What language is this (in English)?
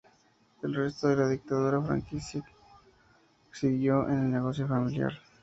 Spanish